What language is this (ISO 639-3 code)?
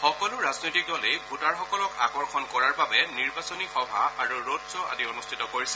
asm